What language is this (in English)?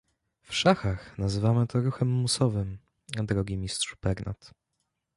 Polish